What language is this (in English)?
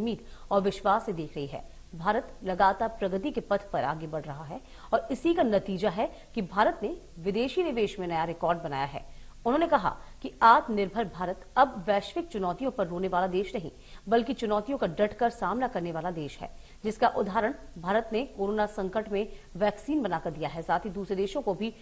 Hindi